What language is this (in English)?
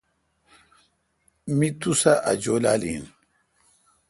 Kalkoti